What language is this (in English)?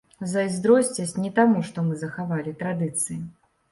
Belarusian